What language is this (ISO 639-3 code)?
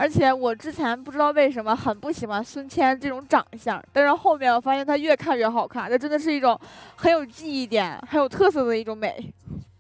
zho